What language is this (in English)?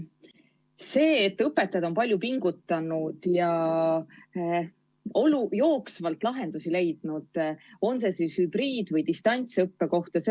Estonian